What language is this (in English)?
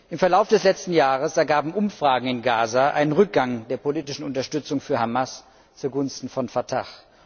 German